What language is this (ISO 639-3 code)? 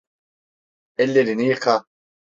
tur